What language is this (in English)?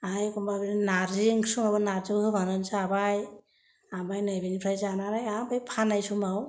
Bodo